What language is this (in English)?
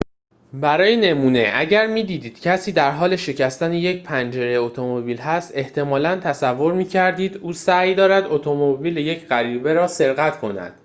Persian